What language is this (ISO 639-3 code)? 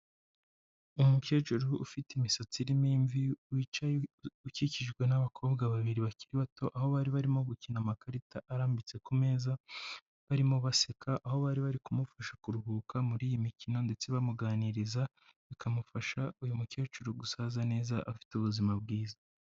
kin